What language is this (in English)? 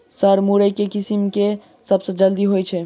Maithili